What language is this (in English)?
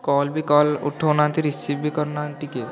Odia